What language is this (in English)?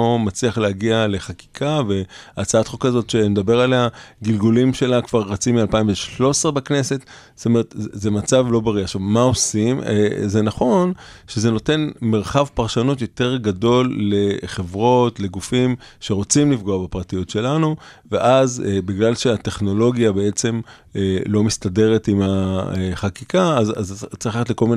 Hebrew